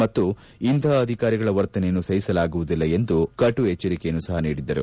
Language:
Kannada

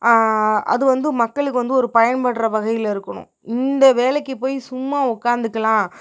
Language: Tamil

